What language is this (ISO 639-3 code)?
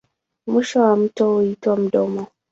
swa